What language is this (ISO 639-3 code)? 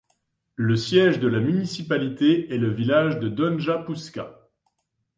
fra